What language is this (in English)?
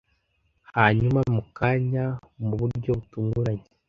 Kinyarwanda